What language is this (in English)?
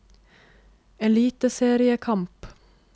Norwegian